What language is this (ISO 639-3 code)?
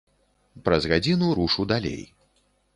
bel